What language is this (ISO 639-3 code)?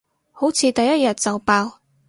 yue